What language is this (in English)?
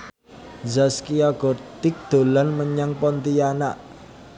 Javanese